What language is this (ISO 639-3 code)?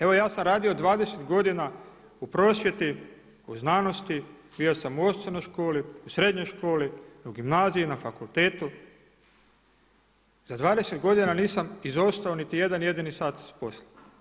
hrv